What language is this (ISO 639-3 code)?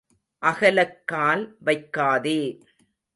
tam